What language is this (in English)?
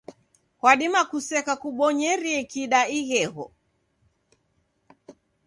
Taita